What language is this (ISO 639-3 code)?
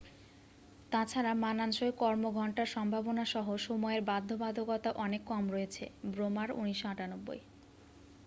ben